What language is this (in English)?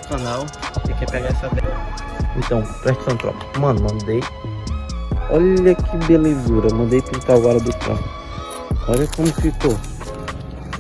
Portuguese